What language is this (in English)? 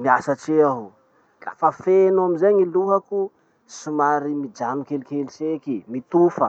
Masikoro Malagasy